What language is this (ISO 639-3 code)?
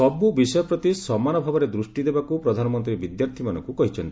ori